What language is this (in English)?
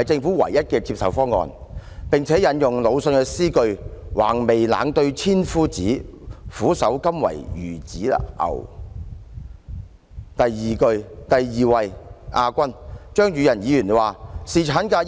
Cantonese